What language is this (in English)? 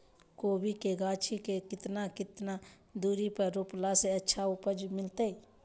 Magahi